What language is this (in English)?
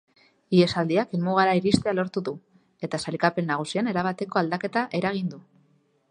Basque